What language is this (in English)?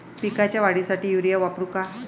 Marathi